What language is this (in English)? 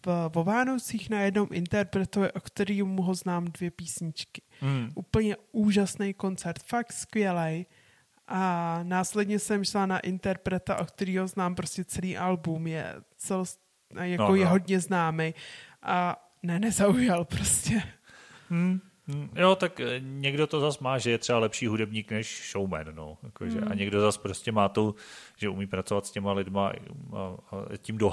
Czech